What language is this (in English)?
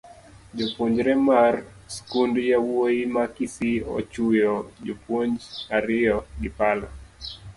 Luo (Kenya and Tanzania)